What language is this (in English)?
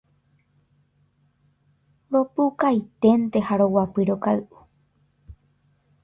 Guarani